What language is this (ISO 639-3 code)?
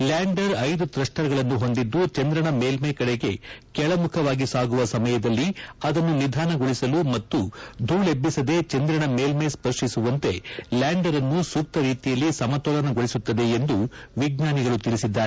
kan